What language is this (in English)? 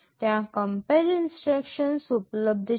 Gujarati